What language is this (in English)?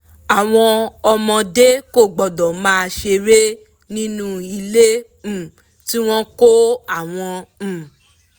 Yoruba